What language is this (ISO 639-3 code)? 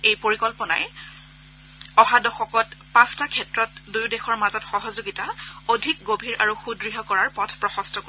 asm